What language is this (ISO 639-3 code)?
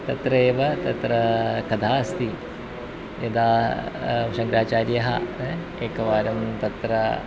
san